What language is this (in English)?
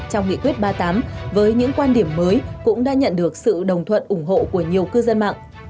Vietnamese